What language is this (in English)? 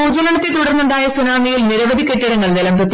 Malayalam